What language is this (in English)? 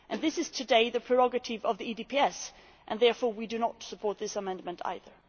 English